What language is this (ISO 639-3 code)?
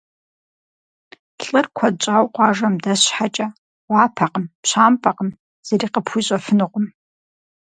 kbd